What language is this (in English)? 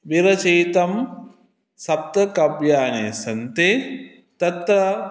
Sanskrit